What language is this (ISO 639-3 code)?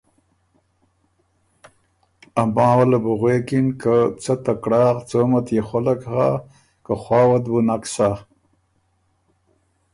oru